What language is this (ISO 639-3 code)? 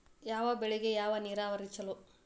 kan